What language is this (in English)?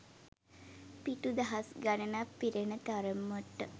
Sinhala